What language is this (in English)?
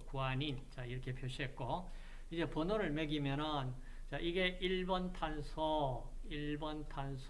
Korean